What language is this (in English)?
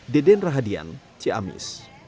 Indonesian